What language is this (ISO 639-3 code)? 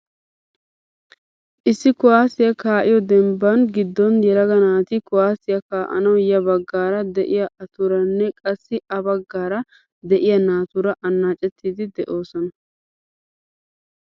wal